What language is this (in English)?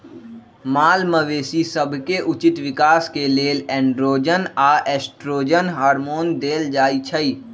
Magahi